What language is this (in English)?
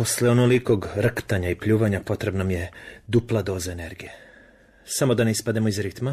Croatian